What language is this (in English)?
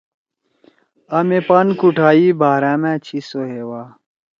Torwali